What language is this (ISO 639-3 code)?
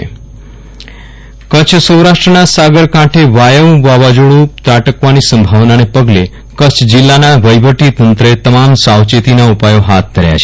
guj